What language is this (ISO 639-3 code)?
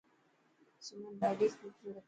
mki